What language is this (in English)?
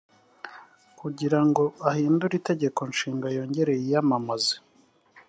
Kinyarwanda